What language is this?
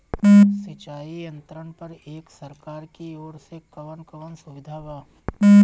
Bhojpuri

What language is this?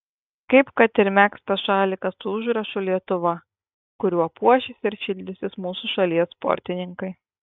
Lithuanian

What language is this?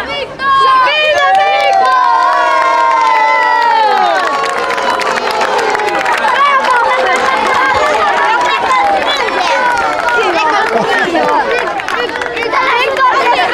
Romanian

